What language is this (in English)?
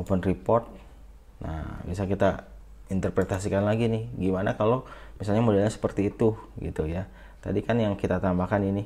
Indonesian